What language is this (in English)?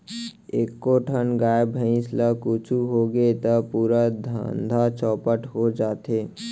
Chhattisgarhi